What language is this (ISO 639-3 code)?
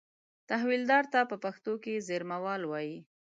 pus